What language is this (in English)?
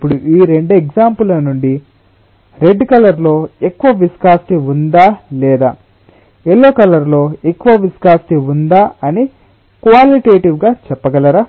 Telugu